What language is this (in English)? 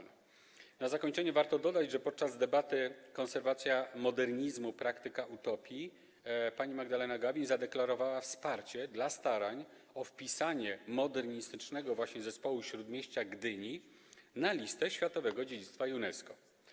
Polish